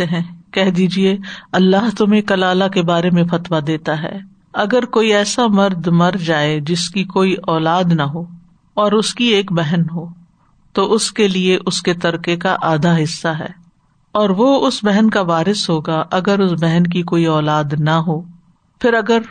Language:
Urdu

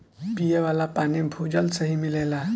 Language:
Bhojpuri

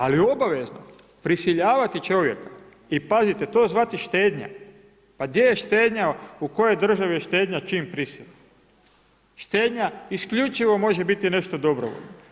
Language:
Croatian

